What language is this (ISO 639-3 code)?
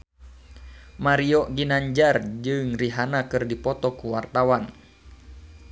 sun